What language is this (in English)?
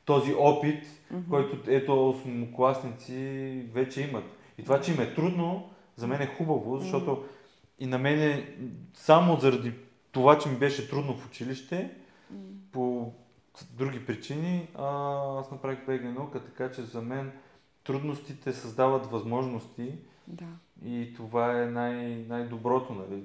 Bulgarian